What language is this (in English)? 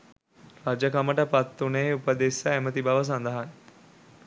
Sinhala